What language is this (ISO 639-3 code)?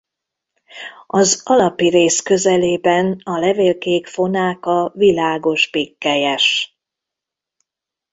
hun